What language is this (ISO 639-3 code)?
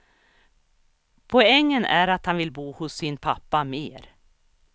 swe